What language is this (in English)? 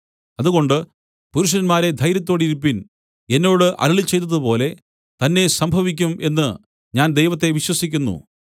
Malayalam